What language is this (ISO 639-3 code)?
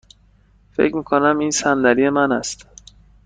fas